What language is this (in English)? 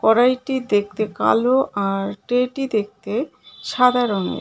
Bangla